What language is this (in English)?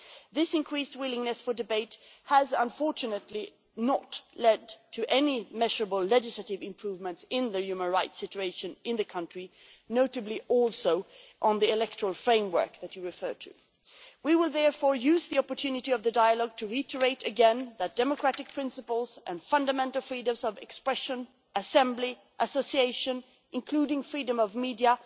English